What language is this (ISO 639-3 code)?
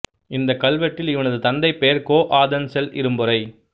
tam